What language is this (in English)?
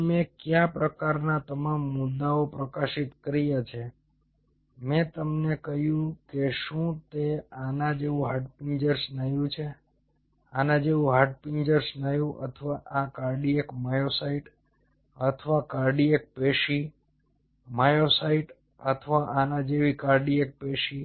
Gujarati